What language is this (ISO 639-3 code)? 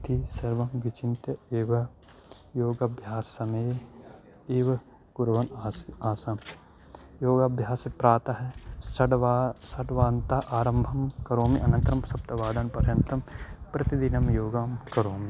san